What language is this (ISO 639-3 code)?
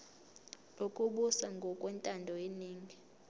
zul